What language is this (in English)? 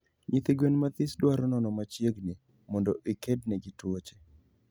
Luo (Kenya and Tanzania)